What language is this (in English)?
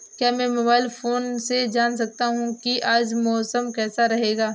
Hindi